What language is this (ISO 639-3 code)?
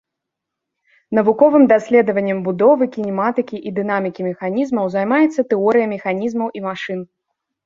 bel